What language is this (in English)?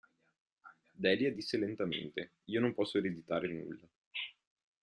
Italian